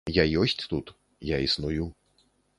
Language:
Belarusian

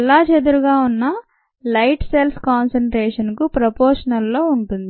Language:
Telugu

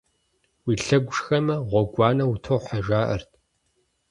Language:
Kabardian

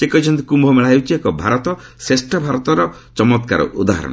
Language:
Odia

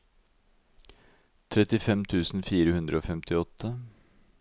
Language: Norwegian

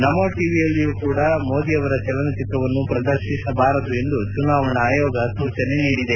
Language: Kannada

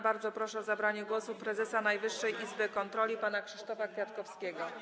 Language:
Polish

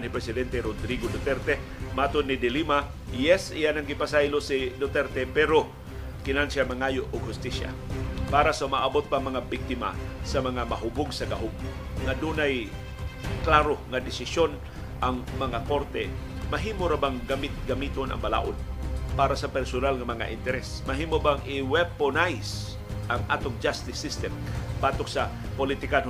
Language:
Filipino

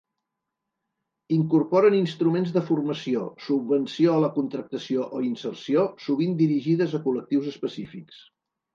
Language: Catalan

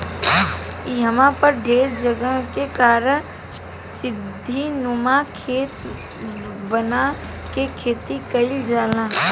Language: Bhojpuri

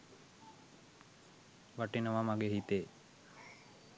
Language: Sinhala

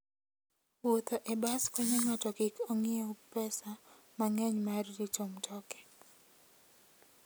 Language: Luo (Kenya and Tanzania)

